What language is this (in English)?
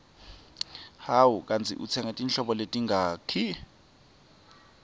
Swati